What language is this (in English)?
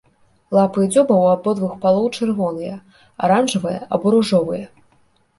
Belarusian